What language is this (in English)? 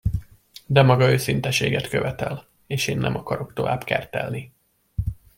Hungarian